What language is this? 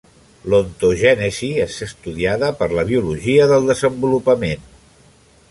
Catalan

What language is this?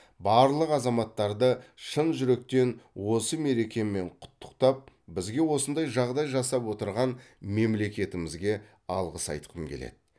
Kazakh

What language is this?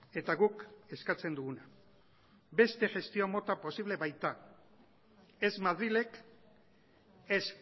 Basque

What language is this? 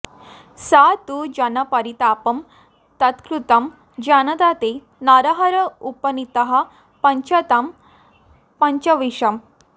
Sanskrit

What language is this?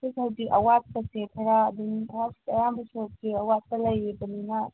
Manipuri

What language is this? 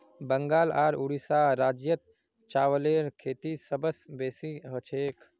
Magahi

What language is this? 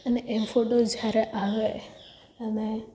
Gujarati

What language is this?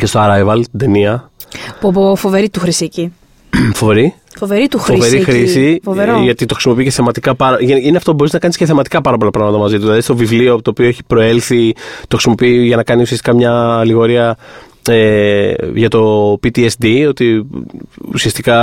Greek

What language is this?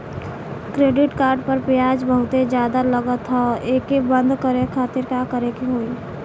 Bhojpuri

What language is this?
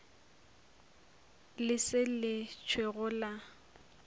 Northern Sotho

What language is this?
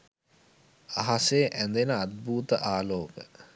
Sinhala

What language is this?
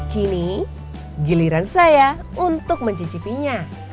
Indonesian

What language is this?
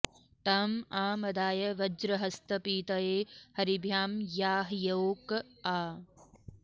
Sanskrit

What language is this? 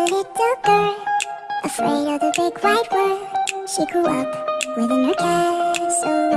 English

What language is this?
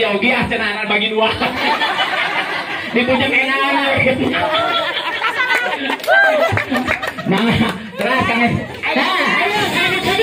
Indonesian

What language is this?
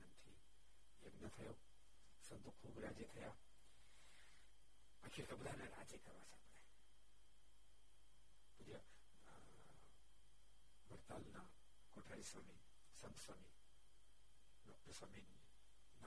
Gujarati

